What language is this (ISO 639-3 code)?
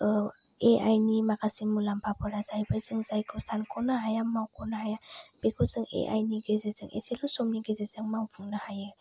brx